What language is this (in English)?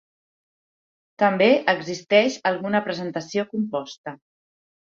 Catalan